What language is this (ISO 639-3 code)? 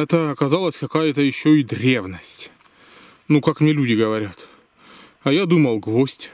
rus